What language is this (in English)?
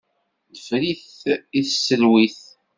Kabyle